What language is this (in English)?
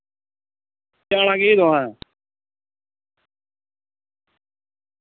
Dogri